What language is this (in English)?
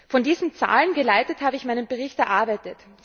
German